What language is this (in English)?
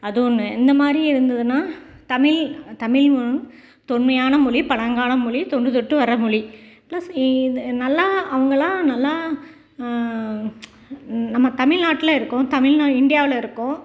Tamil